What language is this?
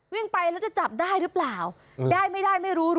Thai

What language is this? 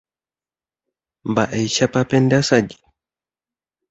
Guarani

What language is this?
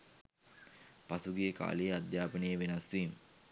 Sinhala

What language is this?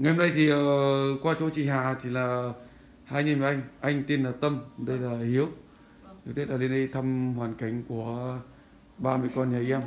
Vietnamese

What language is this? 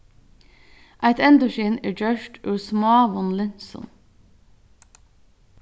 Faroese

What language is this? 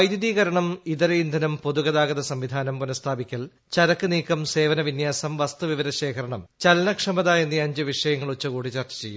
Malayalam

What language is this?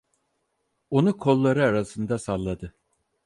Turkish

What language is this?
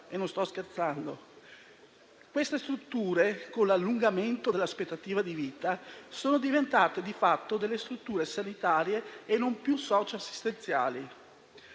Italian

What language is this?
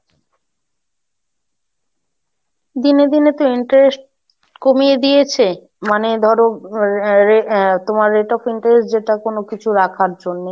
Bangla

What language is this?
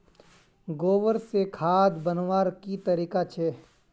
Magahi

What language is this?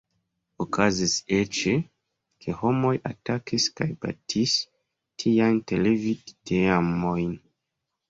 Esperanto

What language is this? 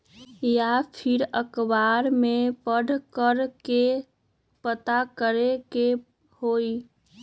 Magahi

